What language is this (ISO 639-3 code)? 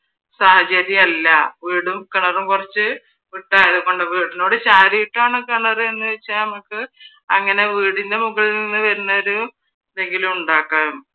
mal